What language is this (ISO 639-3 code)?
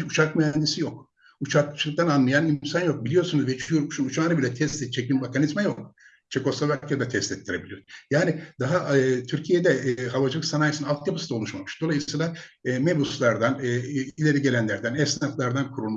tur